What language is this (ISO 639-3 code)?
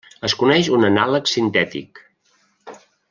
cat